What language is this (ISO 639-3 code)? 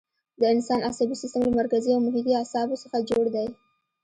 pus